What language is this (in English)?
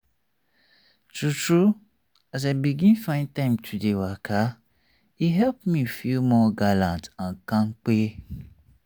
Nigerian Pidgin